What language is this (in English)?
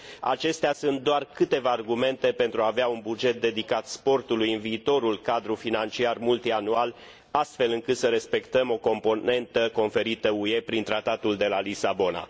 Romanian